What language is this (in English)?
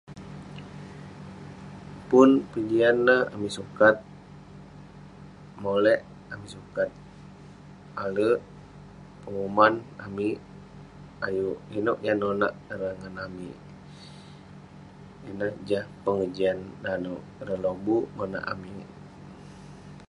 Western Penan